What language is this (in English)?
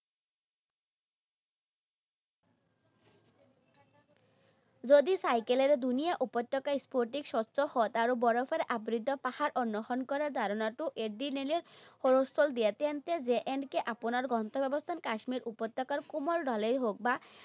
Assamese